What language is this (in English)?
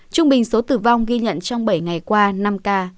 Vietnamese